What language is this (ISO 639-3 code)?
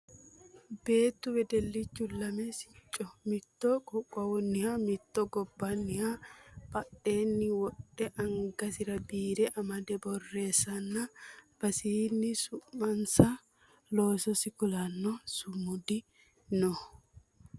sid